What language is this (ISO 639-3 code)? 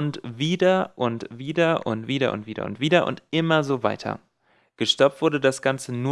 deu